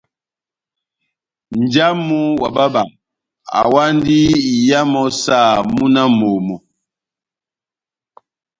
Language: Batanga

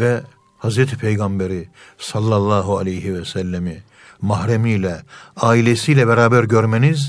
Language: Turkish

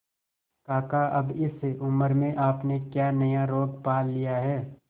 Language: Hindi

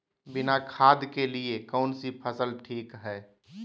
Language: Magahi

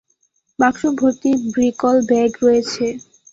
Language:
Bangla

